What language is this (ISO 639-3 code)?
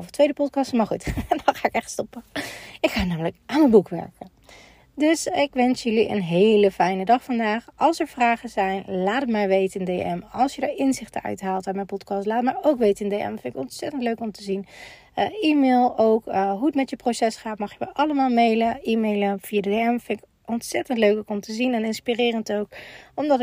nld